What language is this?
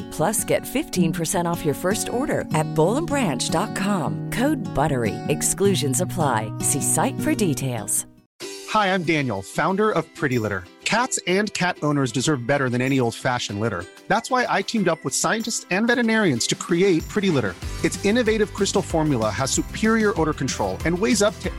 Urdu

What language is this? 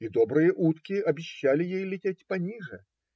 Russian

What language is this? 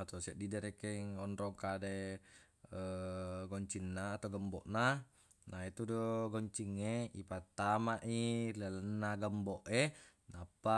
Buginese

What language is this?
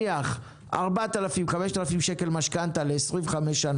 Hebrew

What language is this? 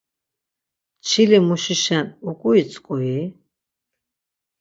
Laz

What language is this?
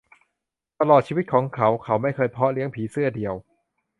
Thai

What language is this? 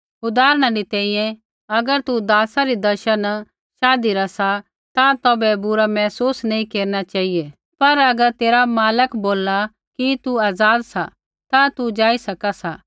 Kullu Pahari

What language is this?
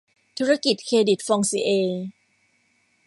Thai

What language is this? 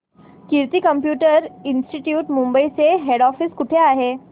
Marathi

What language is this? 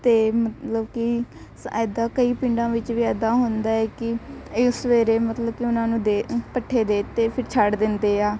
Punjabi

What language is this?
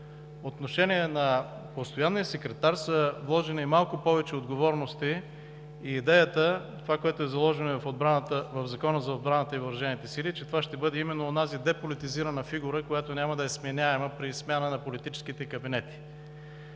Bulgarian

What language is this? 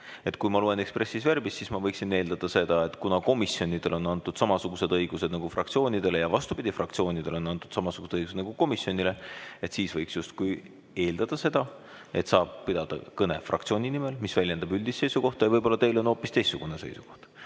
Estonian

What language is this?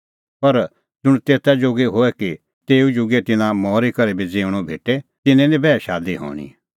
Kullu Pahari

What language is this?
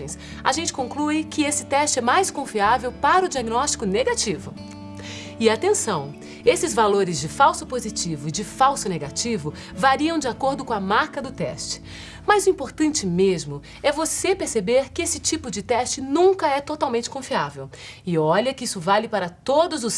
Portuguese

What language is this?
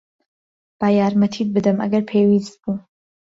Central Kurdish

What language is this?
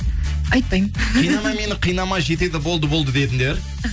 Kazakh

